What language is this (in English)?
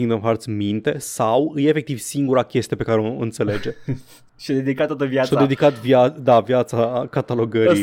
Romanian